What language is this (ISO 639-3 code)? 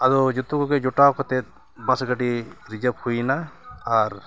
sat